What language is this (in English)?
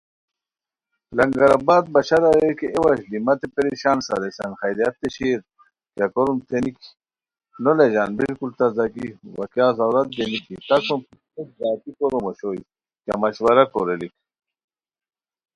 Khowar